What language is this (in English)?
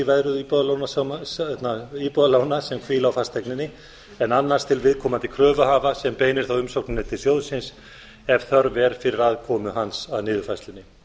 Icelandic